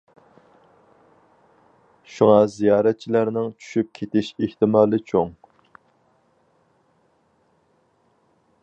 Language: Uyghur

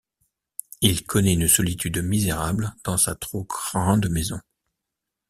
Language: French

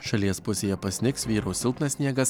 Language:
Lithuanian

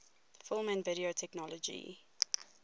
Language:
English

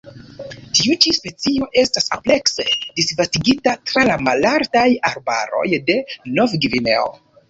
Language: Esperanto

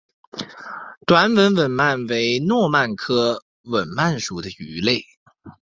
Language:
Chinese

